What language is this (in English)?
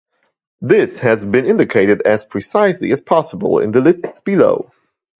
English